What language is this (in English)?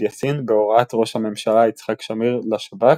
Hebrew